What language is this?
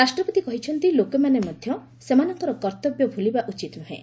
Odia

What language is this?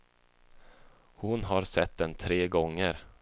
Swedish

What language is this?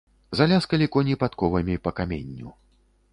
Belarusian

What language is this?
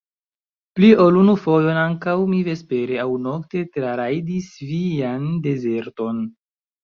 Esperanto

